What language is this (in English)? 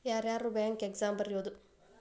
Kannada